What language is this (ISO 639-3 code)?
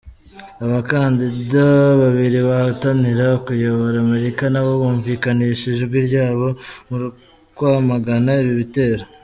kin